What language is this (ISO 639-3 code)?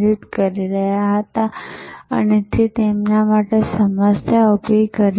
guj